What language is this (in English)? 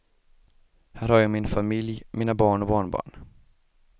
Swedish